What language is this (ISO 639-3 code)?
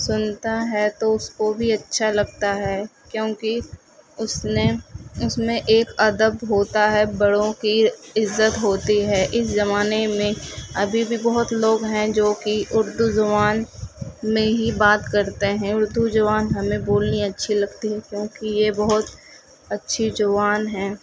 urd